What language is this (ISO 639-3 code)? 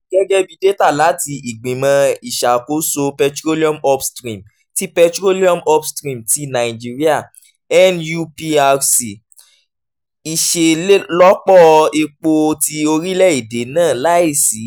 yor